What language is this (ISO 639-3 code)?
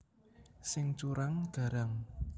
jav